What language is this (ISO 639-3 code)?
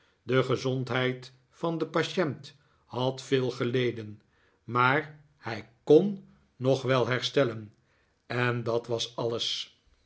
nld